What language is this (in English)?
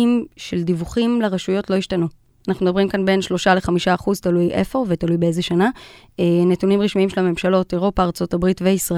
Hebrew